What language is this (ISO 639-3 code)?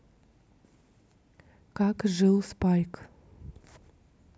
rus